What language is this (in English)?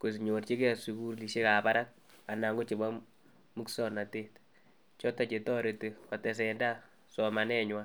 Kalenjin